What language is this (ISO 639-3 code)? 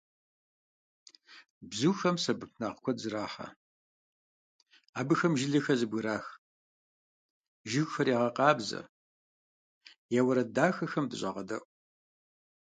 kbd